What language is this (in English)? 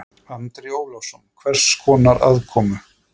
Icelandic